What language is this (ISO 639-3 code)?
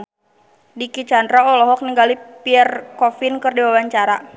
sun